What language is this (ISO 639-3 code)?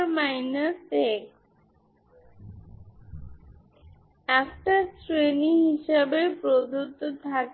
ben